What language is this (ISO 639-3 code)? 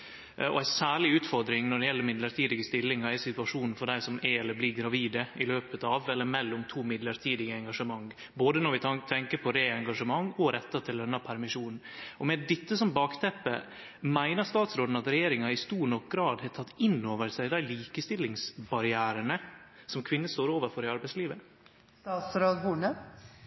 nno